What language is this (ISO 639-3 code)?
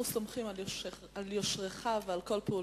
heb